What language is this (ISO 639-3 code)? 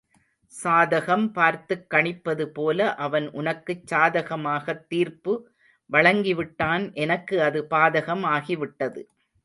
tam